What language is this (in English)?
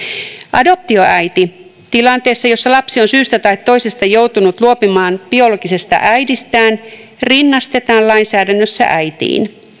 Finnish